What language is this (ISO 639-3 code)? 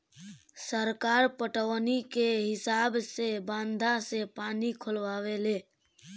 bho